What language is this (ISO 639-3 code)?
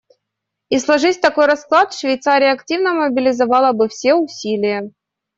rus